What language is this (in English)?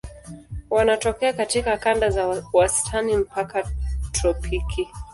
Swahili